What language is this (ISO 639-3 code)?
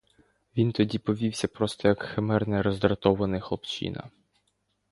ukr